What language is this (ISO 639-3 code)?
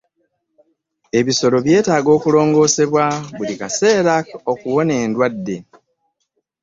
lug